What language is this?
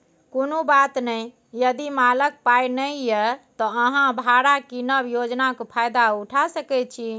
Maithili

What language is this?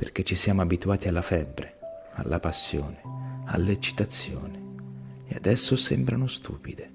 Italian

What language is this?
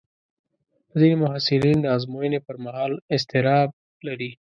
Pashto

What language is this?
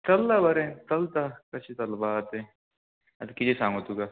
Konkani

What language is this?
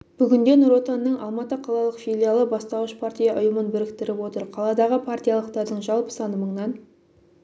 Kazakh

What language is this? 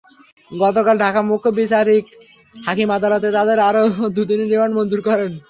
Bangla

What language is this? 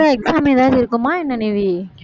Tamil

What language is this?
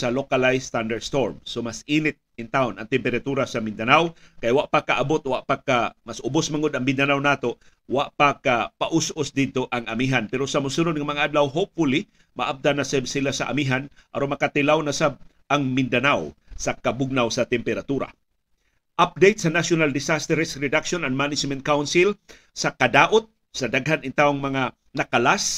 Filipino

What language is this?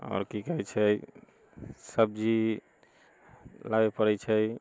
Maithili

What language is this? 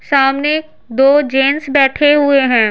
Hindi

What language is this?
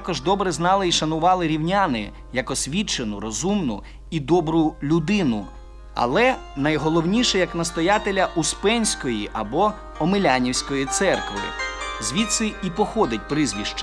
Ukrainian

